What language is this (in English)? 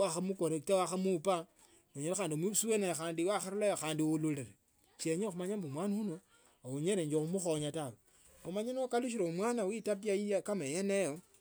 Tsotso